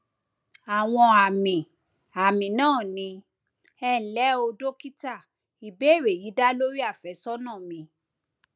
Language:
Yoruba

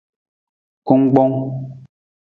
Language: Nawdm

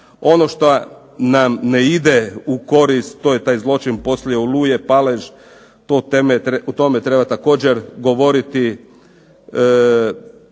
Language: Croatian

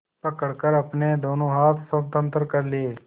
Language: Hindi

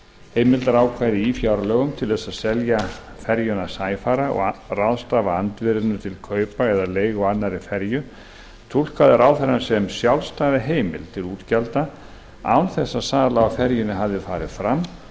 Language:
Icelandic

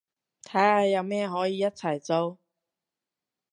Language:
Cantonese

